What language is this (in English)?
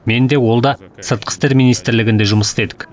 Kazakh